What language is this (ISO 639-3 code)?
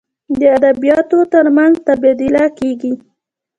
pus